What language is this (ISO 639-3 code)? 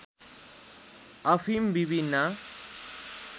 nep